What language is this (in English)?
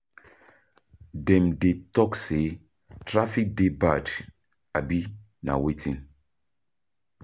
Nigerian Pidgin